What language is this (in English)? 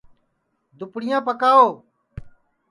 Sansi